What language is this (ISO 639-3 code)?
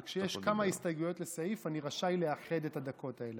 heb